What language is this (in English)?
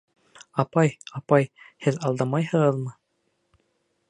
Bashkir